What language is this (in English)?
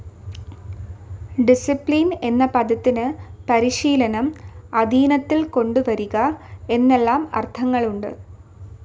Malayalam